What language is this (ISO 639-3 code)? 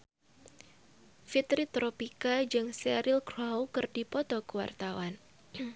sun